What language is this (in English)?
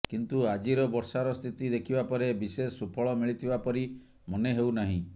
Odia